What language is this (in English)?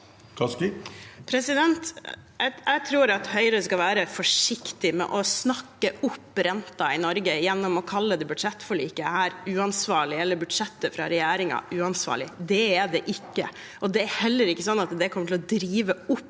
Norwegian